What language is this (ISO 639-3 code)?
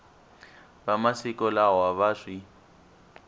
tso